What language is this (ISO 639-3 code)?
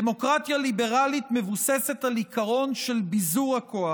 heb